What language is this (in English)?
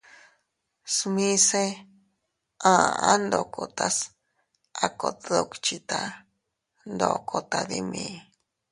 Teutila Cuicatec